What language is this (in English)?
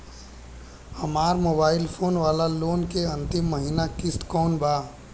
Bhojpuri